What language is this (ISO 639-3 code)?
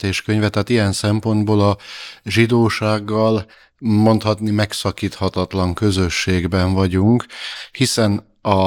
hun